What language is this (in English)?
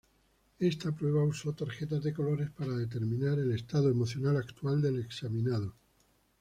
Spanish